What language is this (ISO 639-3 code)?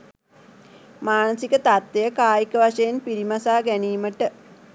sin